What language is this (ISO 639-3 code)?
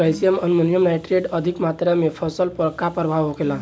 bho